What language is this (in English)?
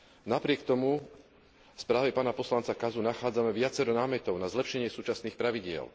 Slovak